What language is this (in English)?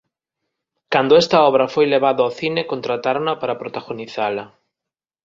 Galician